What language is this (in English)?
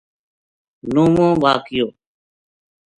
Gujari